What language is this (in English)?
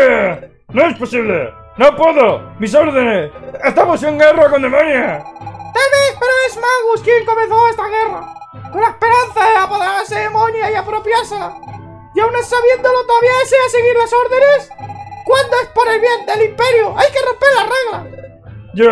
Spanish